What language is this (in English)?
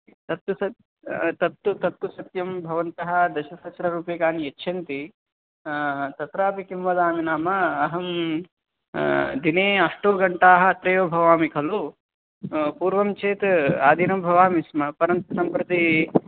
Sanskrit